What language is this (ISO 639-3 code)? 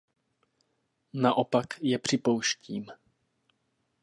ces